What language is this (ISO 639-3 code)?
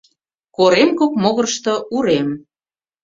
chm